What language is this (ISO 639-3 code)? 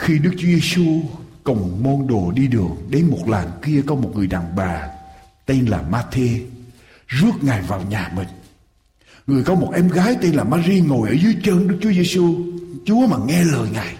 vie